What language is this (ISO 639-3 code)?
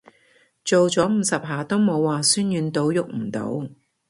yue